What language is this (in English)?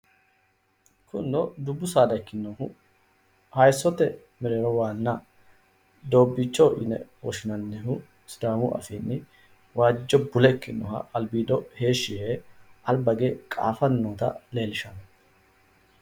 Sidamo